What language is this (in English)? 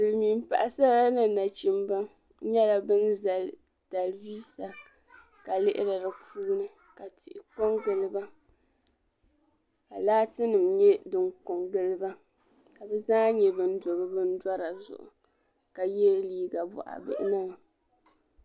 Dagbani